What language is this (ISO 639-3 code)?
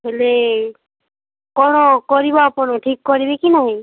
ori